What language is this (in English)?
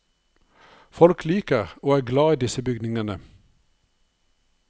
Norwegian